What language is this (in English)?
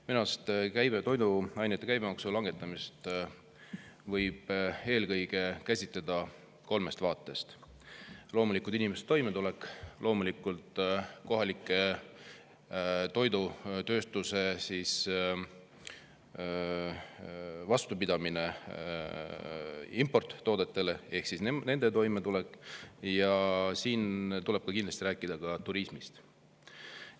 Estonian